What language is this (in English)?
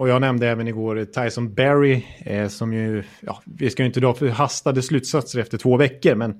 Swedish